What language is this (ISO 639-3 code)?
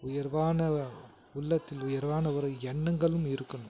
tam